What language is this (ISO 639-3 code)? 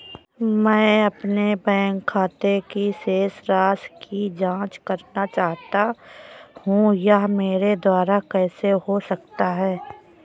hin